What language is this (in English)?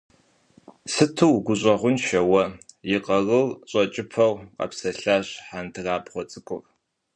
Kabardian